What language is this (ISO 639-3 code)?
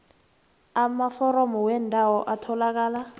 nbl